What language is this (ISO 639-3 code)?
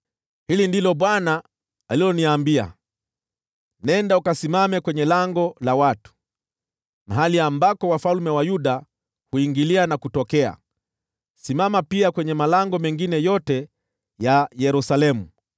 swa